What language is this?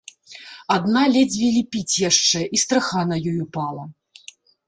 Belarusian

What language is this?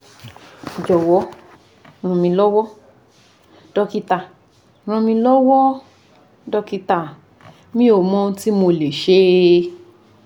Yoruba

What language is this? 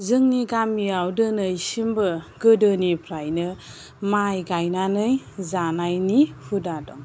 Bodo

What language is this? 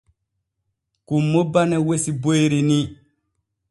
Borgu Fulfulde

